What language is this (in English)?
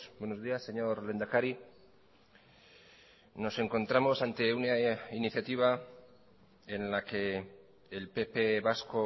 Spanish